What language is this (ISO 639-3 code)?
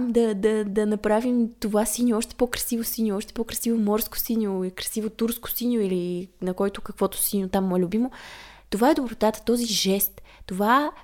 bul